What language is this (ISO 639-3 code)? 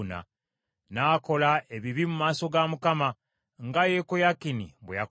lug